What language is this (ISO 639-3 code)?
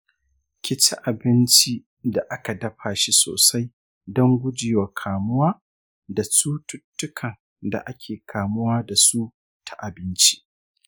hau